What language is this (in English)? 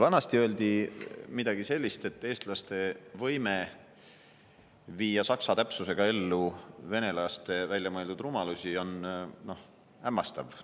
Estonian